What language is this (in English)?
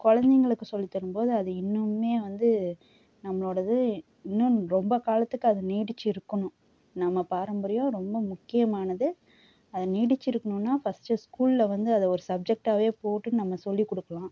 Tamil